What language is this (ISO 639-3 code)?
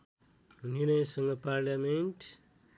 nep